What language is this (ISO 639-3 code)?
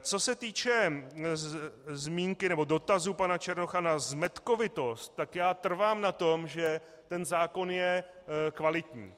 ces